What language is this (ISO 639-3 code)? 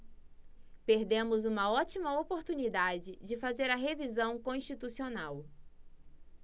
por